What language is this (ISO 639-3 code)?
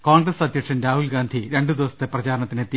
mal